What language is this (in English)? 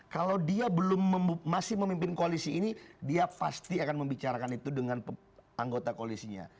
Indonesian